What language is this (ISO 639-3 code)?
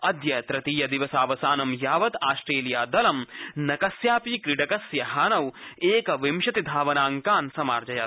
san